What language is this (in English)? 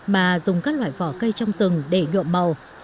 Vietnamese